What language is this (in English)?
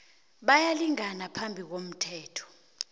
South Ndebele